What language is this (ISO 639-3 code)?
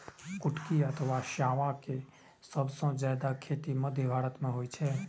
mai